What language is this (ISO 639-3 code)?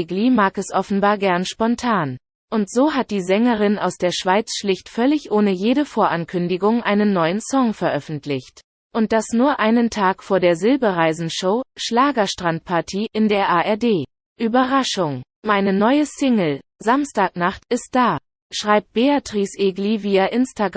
deu